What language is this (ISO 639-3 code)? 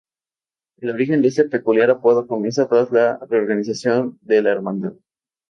spa